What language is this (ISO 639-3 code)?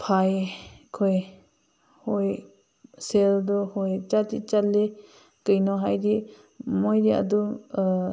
mni